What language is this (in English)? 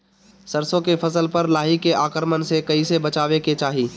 Bhojpuri